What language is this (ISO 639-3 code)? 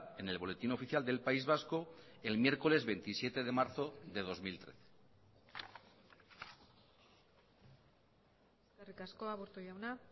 spa